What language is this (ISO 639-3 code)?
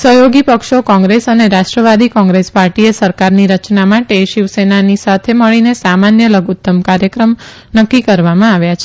guj